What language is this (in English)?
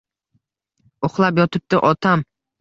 Uzbek